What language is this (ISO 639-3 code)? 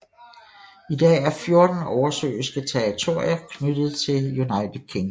dan